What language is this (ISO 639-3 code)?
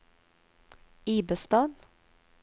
nor